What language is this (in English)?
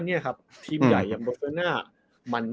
Thai